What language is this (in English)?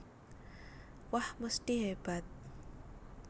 Javanese